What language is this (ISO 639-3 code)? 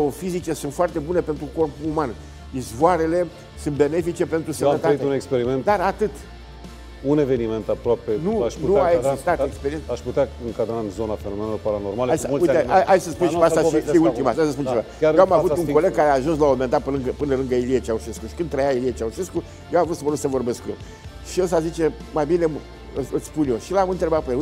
ron